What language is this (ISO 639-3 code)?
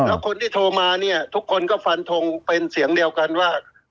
tha